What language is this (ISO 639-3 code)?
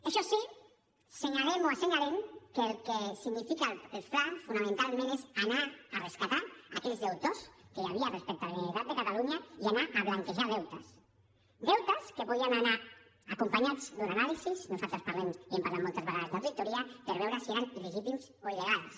cat